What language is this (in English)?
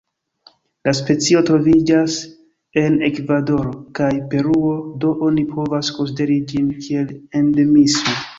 Esperanto